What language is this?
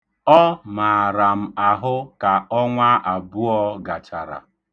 Igbo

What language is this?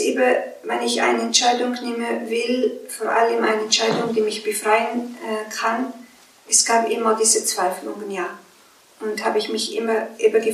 German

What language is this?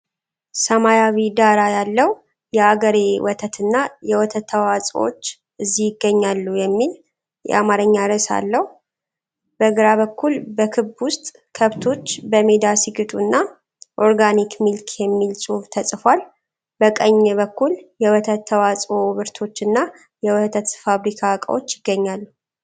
Amharic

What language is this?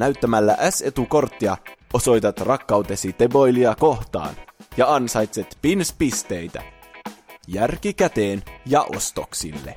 Finnish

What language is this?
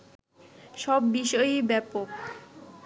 Bangla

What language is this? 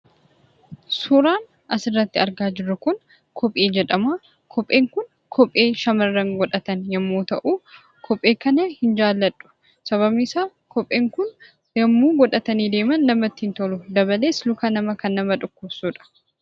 Oromo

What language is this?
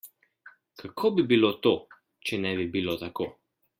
Slovenian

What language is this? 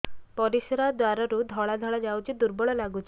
Odia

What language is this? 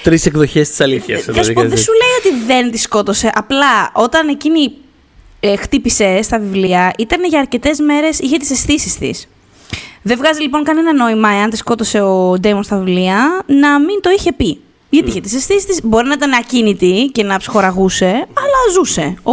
Greek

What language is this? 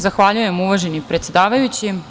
Serbian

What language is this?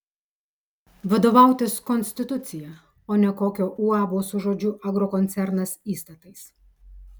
Lithuanian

